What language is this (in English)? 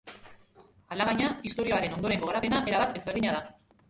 Basque